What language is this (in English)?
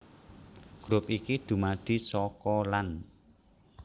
Javanese